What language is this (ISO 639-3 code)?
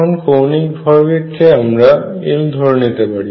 ben